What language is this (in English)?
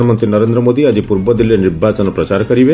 Odia